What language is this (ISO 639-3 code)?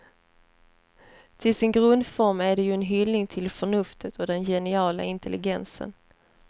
swe